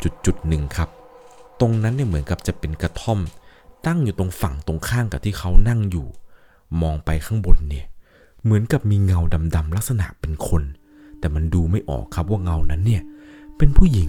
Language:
Thai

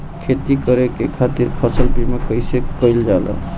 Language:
Bhojpuri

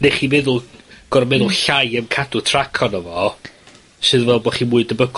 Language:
Welsh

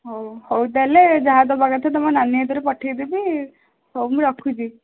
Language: Odia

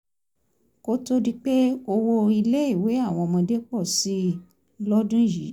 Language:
Yoruba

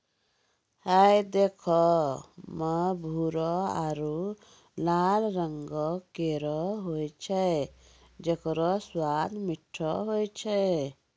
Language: Maithili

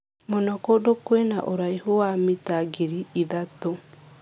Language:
Kikuyu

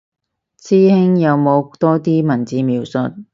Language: Cantonese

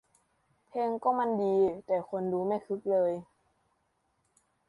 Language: Thai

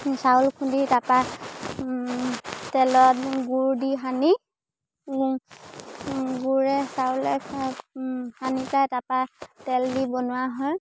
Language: Assamese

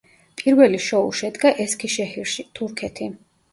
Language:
Georgian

